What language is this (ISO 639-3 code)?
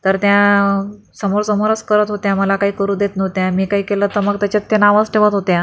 mar